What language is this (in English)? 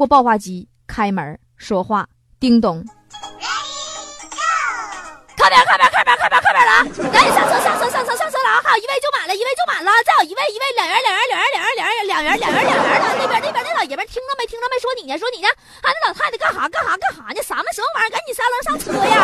Chinese